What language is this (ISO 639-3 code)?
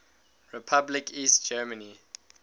eng